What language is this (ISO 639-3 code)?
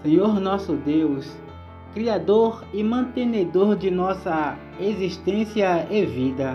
por